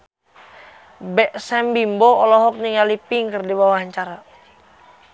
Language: Sundanese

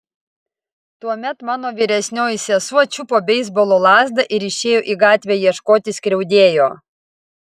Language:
Lithuanian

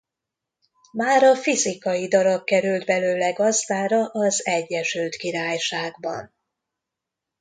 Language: Hungarian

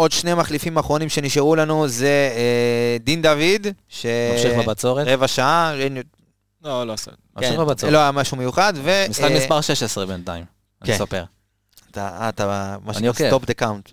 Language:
Hebrew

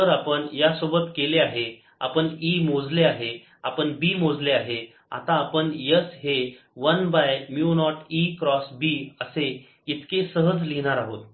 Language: Marathi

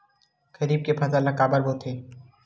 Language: Chhattisgarhi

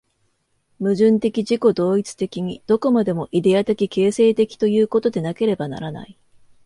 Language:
Japanese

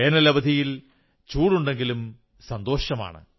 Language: Malayalam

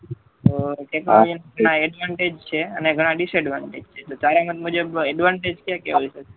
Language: Gujarati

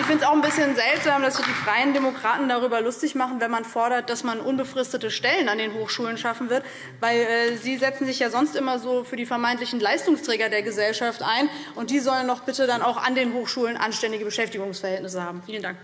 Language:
German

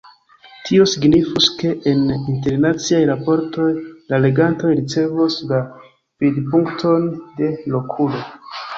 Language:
Esperanto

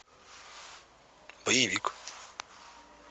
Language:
Russian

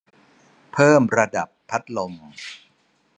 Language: Thai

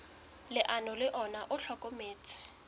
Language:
Southern Sotho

